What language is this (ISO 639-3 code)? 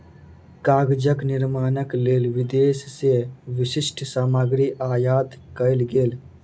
mai